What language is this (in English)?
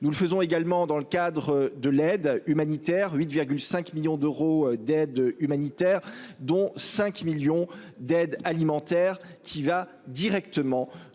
French